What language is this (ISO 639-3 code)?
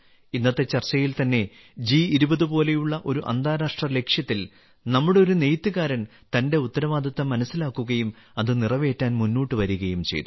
mal